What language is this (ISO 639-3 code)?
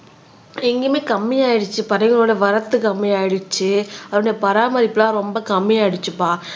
tam